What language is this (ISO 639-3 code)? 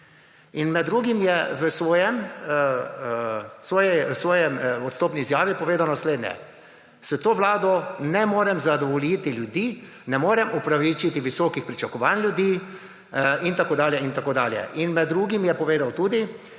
slv